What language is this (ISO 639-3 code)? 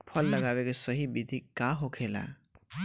bho